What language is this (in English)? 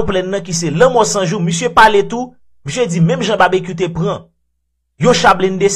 French